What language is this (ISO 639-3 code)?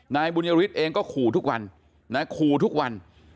tha